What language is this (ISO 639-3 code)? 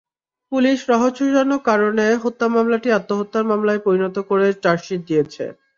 ben